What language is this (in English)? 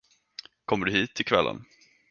Swedish